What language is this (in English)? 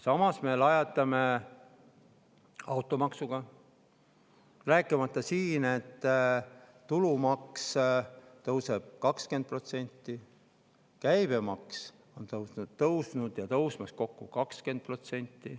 Estonian